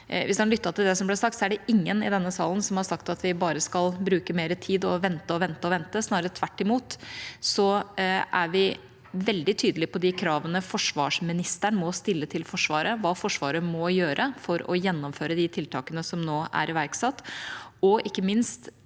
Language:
Norwegian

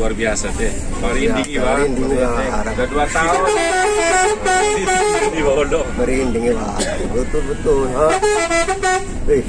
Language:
Indonesian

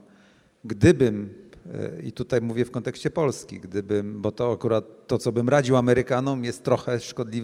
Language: Polish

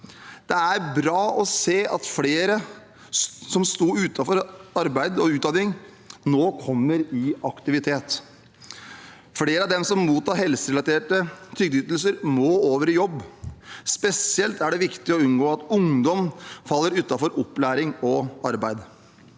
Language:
Norwegian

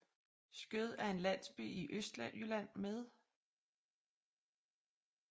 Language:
Danish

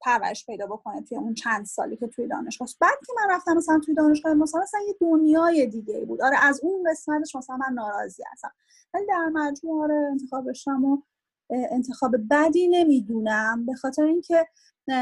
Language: Persian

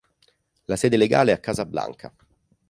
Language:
Italian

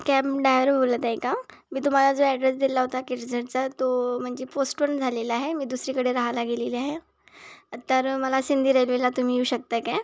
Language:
Marathi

